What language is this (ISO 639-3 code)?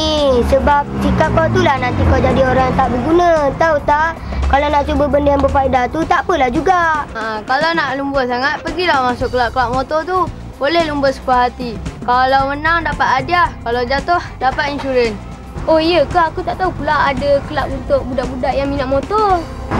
msa